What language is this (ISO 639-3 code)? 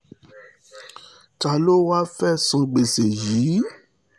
yor